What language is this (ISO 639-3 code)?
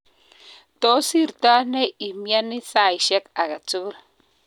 kln